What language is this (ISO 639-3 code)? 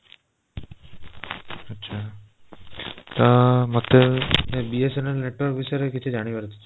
ori